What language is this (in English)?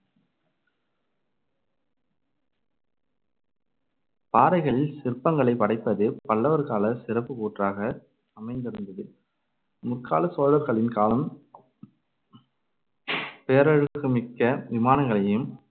Tamil